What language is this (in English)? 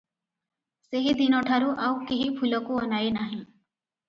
Odia